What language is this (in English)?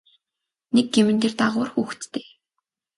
Mongolian